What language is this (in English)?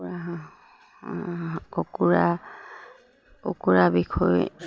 Assamese